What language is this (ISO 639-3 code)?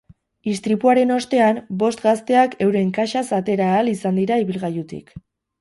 eus